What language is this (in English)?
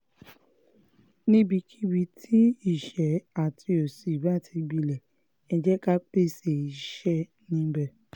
Yoruba